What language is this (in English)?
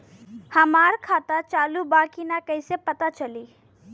Bhojpuri